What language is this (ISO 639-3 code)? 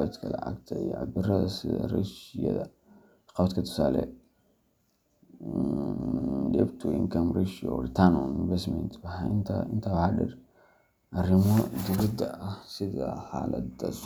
som